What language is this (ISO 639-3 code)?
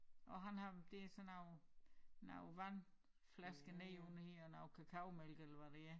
dan